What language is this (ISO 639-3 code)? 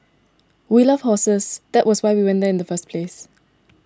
eng